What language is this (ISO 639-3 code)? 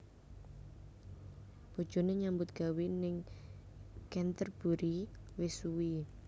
jav